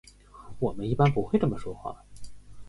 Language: Chinese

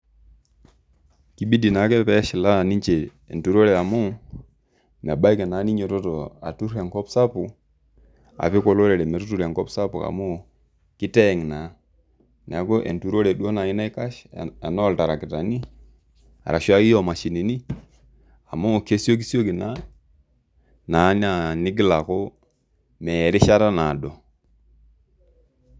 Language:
Masai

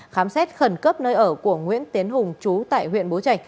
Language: Vietnamese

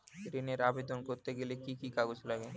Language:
Bangla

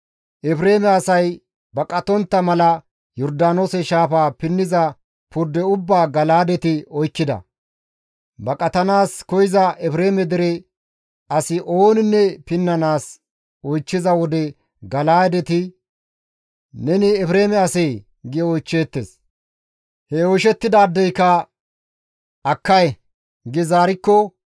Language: Gamo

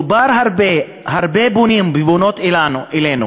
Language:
Hebrew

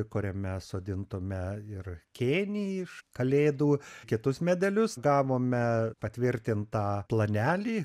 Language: Lithuanian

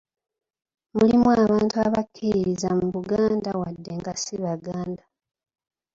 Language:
Ganda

